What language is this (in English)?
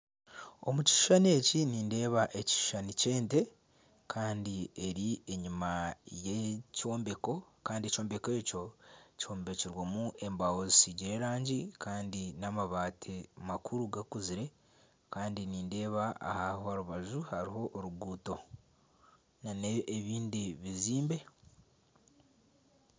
Nyankole